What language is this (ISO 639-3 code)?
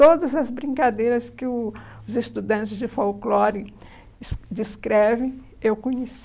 por